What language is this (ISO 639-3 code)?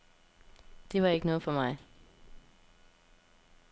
dan